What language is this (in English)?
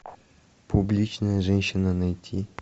Russian